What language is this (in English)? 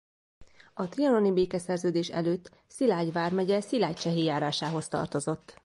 Hungarian